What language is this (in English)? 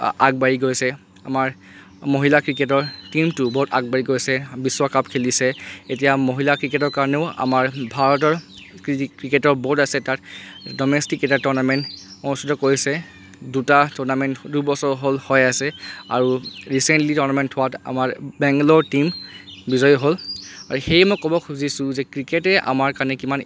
Assamese